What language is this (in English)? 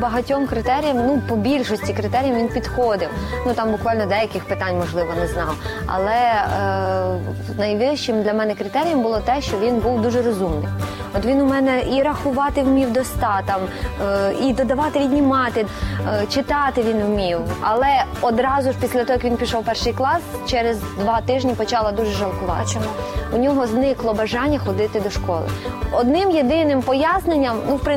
Ukrainian